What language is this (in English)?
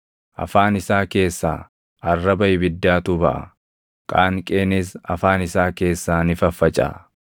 Oromo